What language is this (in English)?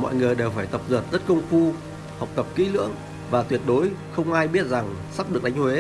Vietnamese